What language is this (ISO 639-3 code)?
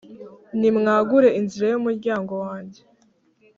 kin